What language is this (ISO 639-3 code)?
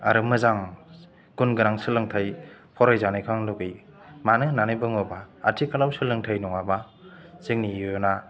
brx